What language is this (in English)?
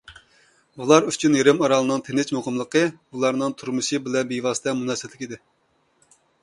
Uyghur